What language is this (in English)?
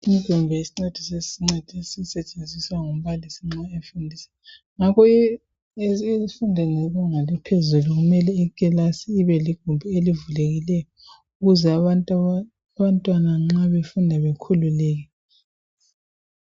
North Ndebele